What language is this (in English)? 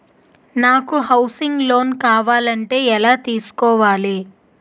Telugu